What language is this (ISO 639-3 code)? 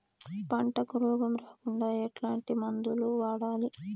tel